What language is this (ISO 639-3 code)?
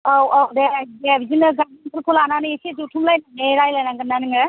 brx